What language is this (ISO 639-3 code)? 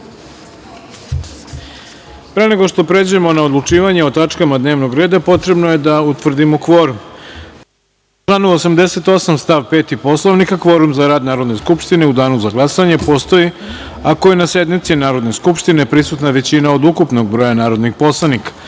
srp